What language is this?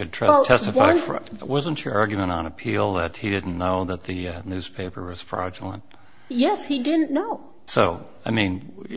English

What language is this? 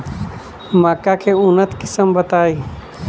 Bhojpuri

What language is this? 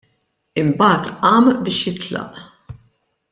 Maltese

